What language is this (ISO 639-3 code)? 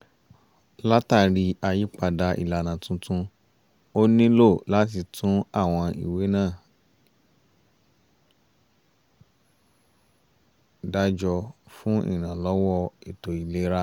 yor